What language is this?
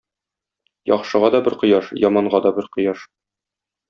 Tatar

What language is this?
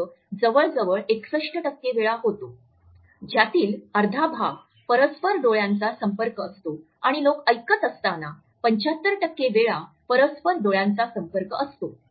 Marathi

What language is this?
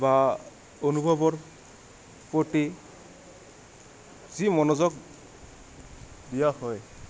Assamese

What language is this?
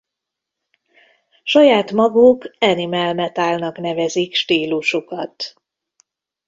Hungarian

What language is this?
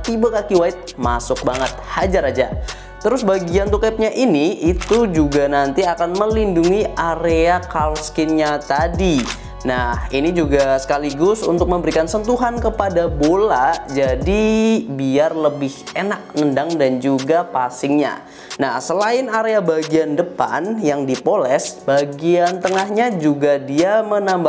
Indonesian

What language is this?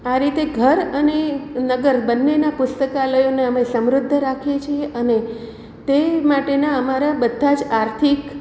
Gujarati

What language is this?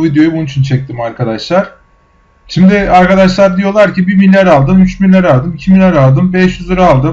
Turkish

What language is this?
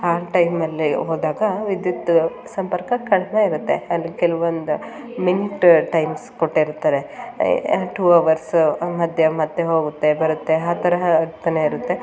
Kannada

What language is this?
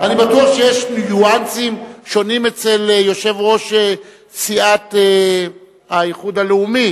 Hebrew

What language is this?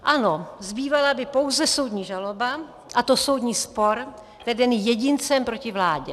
Czech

